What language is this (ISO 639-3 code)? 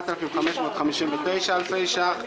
heb